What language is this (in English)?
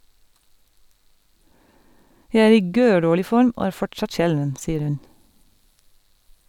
Norwegian